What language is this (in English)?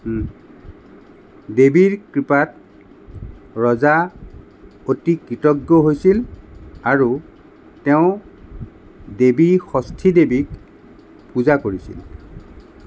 Assamese